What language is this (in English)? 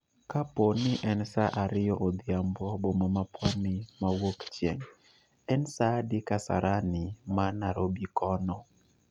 Luo (Kenya and Tanzania)